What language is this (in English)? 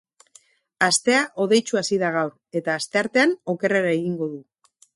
Basque